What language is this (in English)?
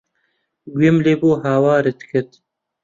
Central Kurdish